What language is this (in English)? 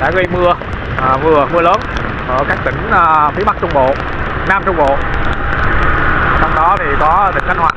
Vietnamese